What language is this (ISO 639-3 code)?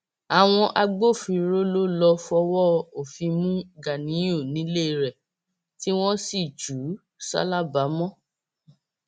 yor